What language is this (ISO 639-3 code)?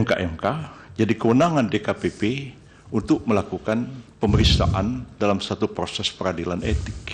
ind